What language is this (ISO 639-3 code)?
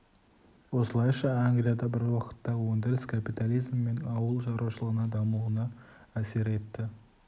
kaz